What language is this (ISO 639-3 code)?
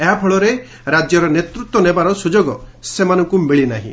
ori